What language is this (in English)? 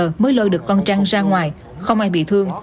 Vietnamese